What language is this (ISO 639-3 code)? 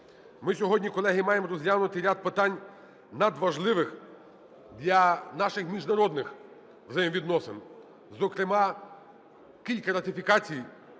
ukr